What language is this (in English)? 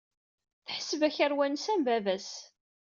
Kabyle